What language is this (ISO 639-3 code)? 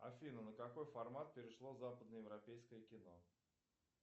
rus